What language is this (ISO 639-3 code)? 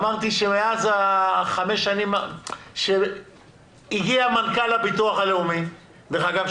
heb